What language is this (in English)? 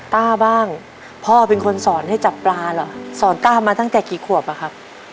Thai